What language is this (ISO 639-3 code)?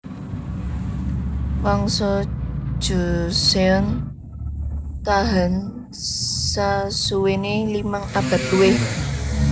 jav